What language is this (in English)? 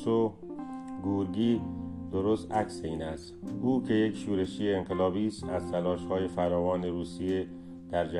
Persian